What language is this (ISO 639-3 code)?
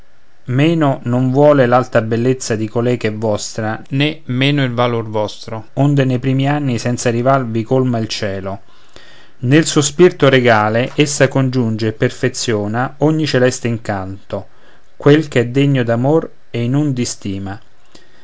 ita